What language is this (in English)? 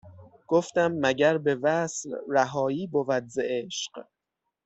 Persian